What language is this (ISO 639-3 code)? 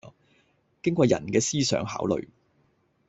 yue